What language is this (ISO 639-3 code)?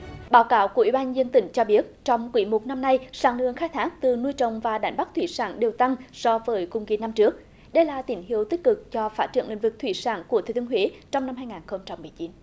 vie